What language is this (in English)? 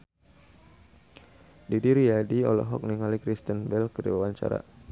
Sundanese